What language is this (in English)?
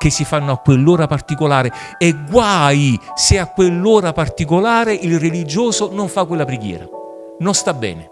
Italian